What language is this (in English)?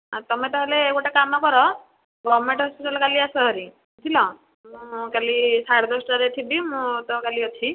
Odia